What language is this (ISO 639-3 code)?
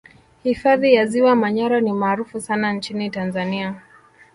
swa